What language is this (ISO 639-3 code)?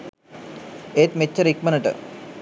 sin